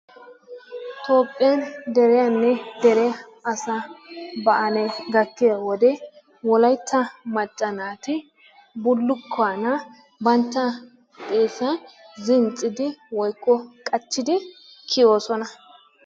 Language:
Wolaytta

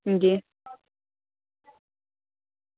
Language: Dogri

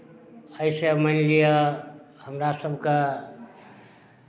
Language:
Maithili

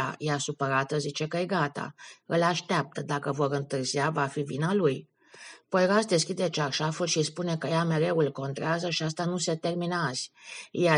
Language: Romanian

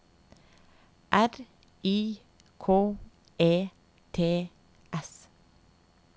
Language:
Norwegian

